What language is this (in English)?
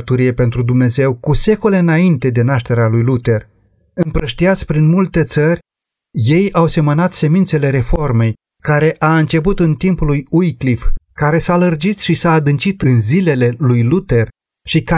Romanian